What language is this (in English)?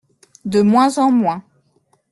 French